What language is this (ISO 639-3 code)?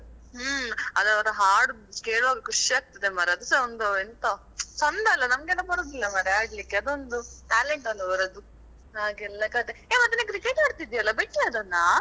kan